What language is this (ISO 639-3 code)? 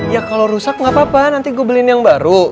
ind